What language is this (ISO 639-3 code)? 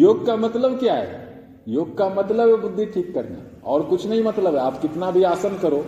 hin